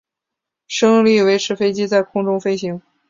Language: Chinese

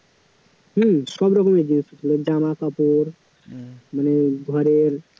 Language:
Bangla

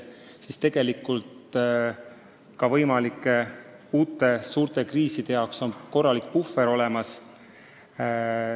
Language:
Estonian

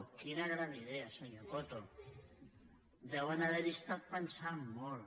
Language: Catalan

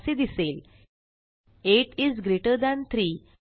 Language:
Marathi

